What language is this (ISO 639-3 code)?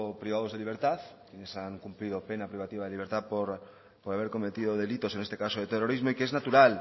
spa